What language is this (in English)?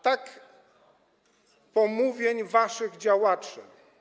Polish